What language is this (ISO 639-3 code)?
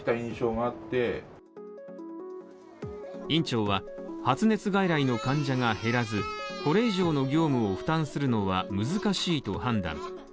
jpn